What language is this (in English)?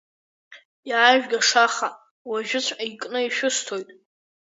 Abkhazian